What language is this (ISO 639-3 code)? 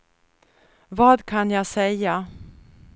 swe